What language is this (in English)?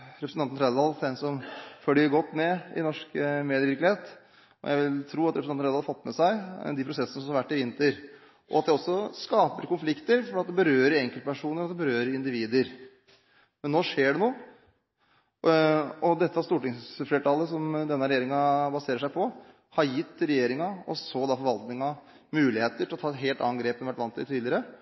Norwegian Bokmål